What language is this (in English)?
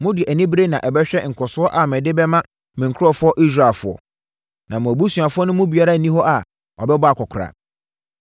Akan